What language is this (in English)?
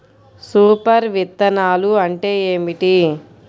Telugu